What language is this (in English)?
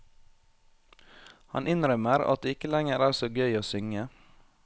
Norwegian